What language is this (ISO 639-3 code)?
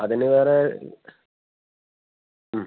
mal